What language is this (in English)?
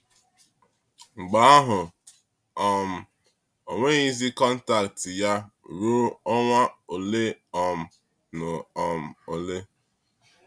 Igbo